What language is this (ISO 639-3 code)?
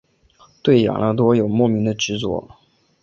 zho